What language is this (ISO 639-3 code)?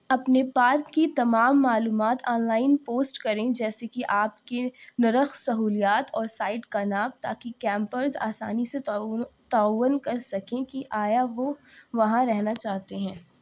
urd